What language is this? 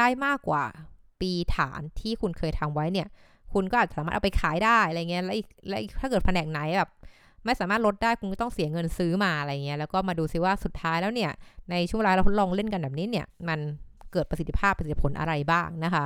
Thai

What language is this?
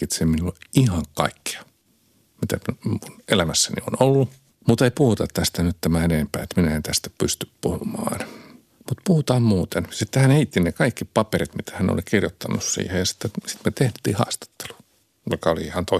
Finnish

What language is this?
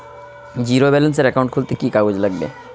Bangla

